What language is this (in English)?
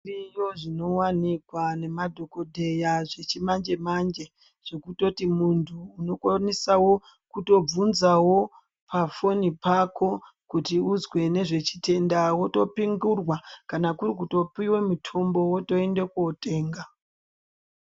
Ndau